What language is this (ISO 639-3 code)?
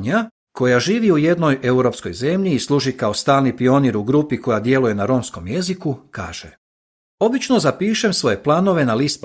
hrv